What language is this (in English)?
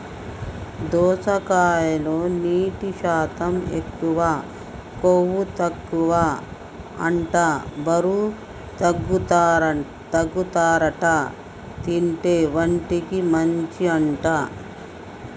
Telugu